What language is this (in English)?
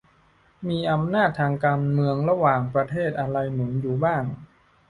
Thai